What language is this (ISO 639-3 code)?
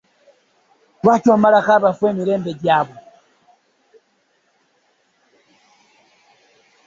lug